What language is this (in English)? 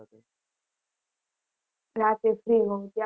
Gujarati